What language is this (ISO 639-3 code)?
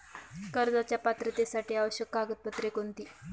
mar